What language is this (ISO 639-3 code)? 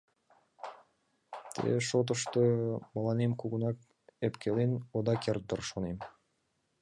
chm